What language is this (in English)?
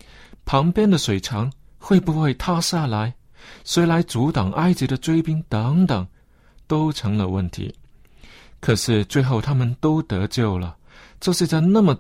Chinese